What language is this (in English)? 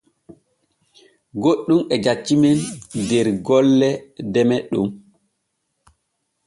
Borgu Fulfulde